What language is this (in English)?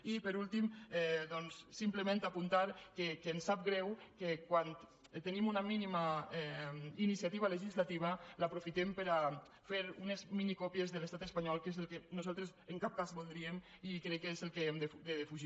Catalan